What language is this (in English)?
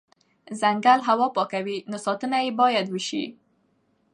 Pashto